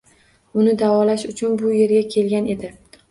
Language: Uzbek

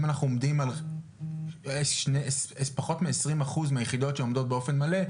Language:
Hebrew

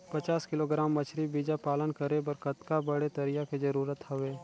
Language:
Chhattisgarhi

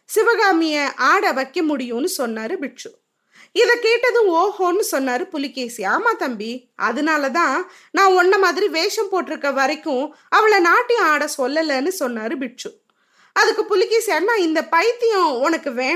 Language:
Tamil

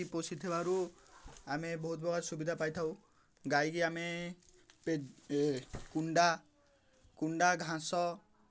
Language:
Odia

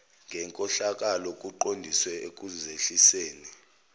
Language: Zulu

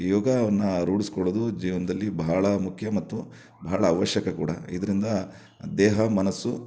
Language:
Kannada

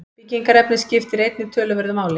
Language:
Icelandic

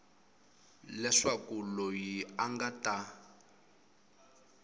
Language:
Tsonga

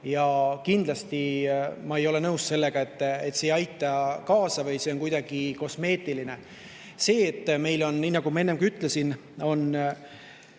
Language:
Estonian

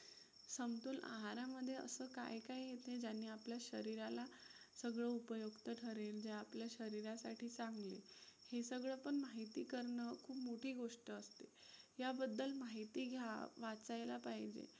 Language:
Marathi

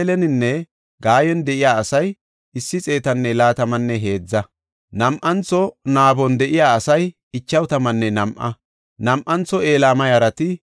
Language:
Gofa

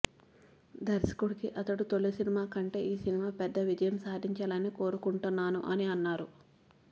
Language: Telugu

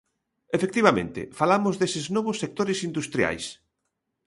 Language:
Galician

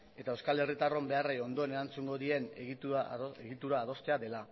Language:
Basque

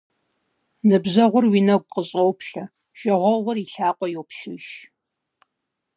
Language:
Kabardian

